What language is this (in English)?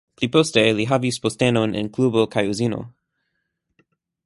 Esperanto